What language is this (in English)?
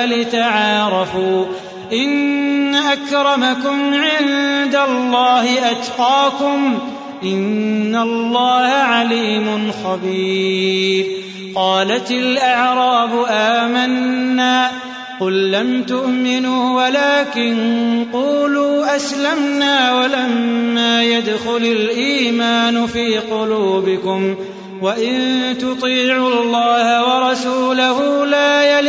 Arabic